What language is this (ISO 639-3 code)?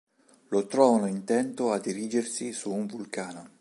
ita